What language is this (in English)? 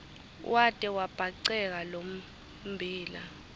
Swati